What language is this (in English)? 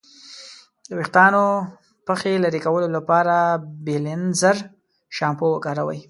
Pashto